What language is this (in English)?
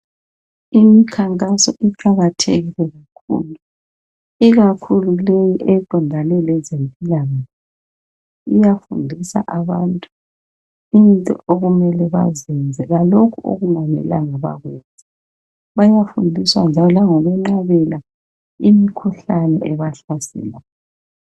North Ndebele